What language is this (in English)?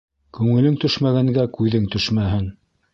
Bashkir